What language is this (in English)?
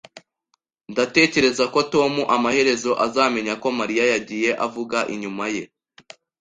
Kinyarwanda